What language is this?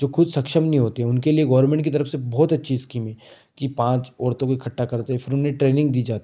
Hindi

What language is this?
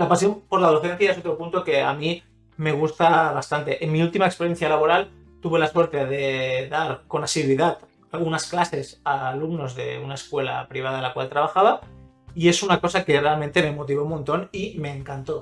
Spanish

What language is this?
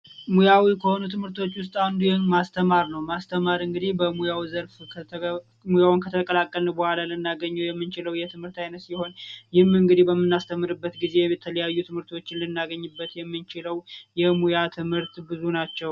Amharic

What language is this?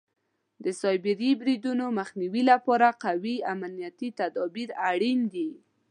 Pashto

